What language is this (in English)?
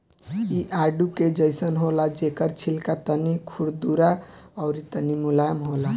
Bhojpuri